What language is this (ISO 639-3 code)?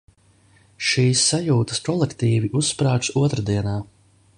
lav